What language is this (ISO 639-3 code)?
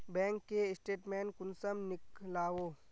mag